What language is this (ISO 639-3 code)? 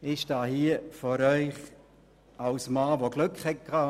gsw